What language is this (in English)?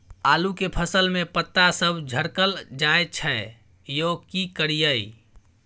Maithili